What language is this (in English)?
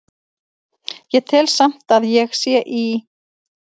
Icelandic